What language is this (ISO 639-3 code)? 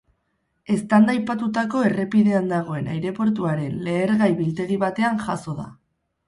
eus